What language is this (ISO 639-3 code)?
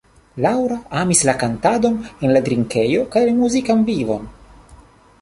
epo